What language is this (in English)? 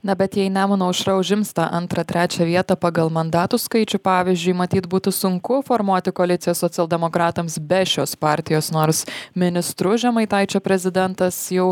Lithuanian